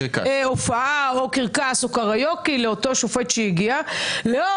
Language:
Hebrew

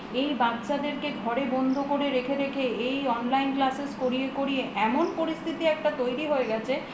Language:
Bangla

